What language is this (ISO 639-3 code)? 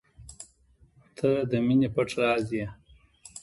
pus